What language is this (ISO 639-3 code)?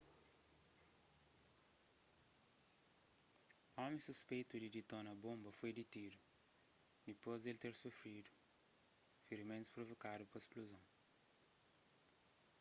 kea